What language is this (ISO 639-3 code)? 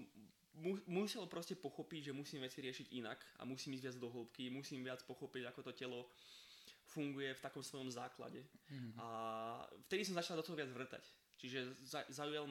slk